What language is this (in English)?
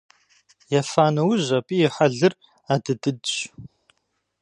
Kabardian